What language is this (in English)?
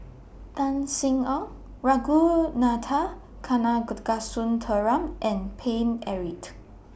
English